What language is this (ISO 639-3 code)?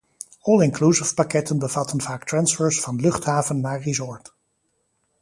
nld